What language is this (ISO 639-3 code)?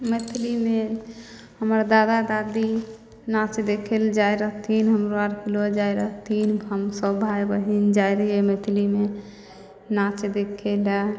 mai